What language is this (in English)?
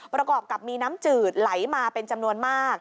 Thai